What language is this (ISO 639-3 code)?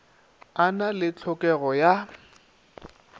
nso